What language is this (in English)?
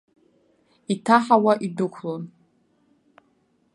Abkhazian